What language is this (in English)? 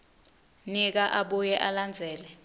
Swati